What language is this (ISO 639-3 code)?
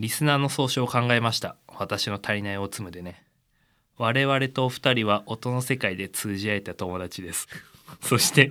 jpn